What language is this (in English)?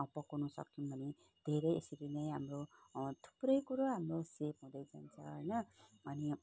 Nepali